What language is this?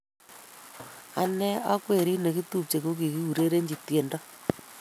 Kalenjin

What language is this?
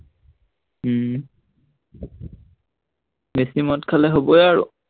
Assamese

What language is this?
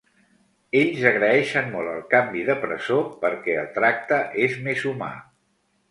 Catalan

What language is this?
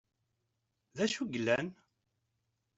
Kabyle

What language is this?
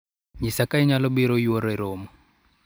Luo (Kenya and Tanzania)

